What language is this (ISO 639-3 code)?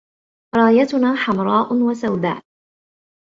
ara